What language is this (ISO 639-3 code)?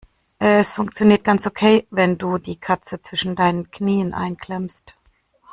deu